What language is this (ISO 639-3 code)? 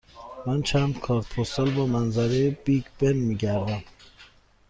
fas